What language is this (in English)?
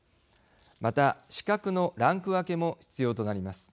Japanese